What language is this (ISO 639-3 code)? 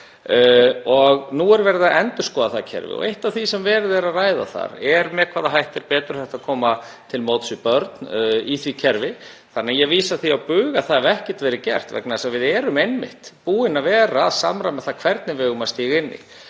isl